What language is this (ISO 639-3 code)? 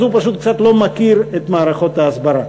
heb